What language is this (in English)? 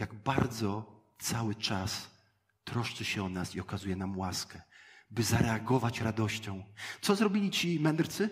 Polish